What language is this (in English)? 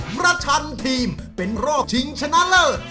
Thai